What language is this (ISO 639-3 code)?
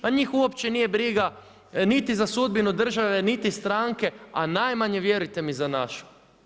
hrv